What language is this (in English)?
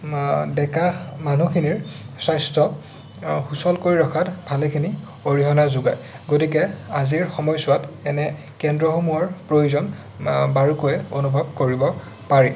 Assamese